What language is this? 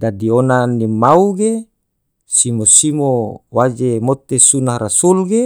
Tidore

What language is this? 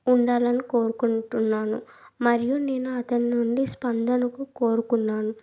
Telugu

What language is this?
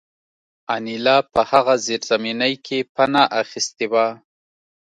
Pashto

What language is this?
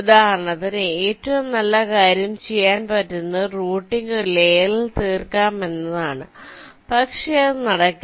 Malayalam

